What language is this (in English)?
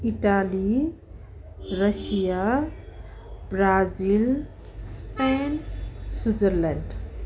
Nepali